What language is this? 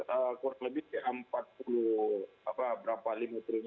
Indonesian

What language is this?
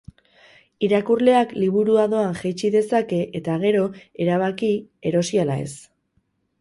Basque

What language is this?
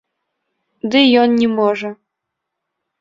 Belarusian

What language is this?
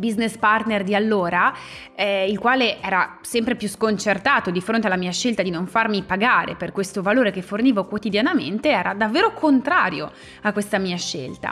Italian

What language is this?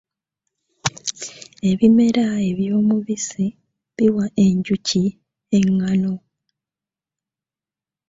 Ganda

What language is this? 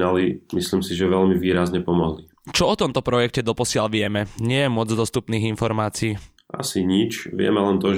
Slovak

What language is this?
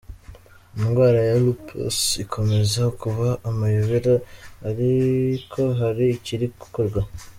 Kinyarwanda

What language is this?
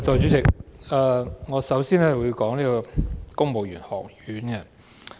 Cantonese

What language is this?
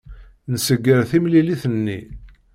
Kabyle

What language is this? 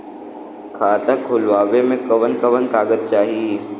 Bhojpuri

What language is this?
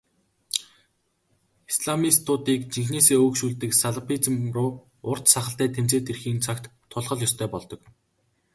Mongolian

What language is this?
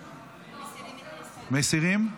Hebrew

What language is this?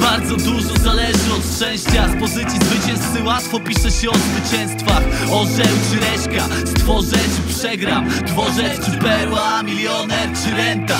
Polish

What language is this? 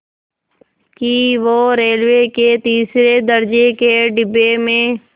Hindi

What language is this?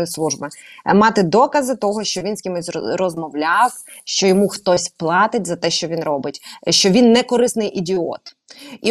Ukrainian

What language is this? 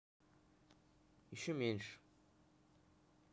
Russian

